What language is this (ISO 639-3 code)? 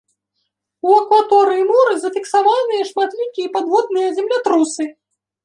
bel